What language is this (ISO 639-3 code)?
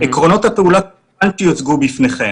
heb